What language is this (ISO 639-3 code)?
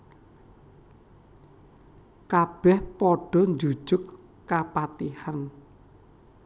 jav